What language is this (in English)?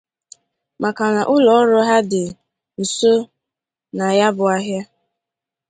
Igbo